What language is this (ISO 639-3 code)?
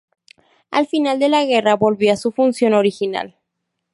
spa